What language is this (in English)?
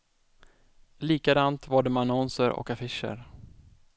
Swedish